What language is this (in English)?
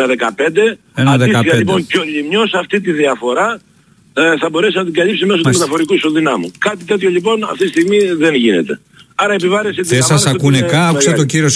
Greek